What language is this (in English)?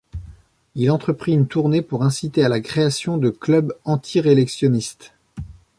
French